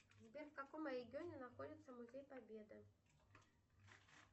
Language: Russian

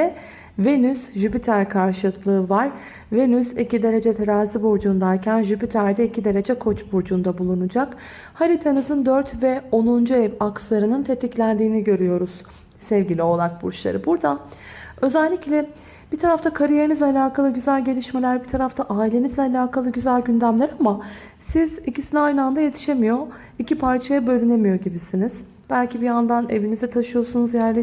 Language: Turkish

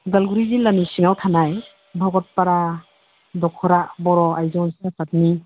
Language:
Bodo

